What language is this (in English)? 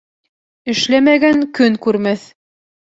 Bashkir